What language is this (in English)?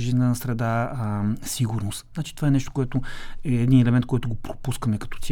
Bulgarian